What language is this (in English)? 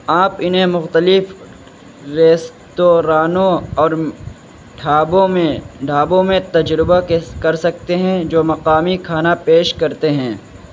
Urdu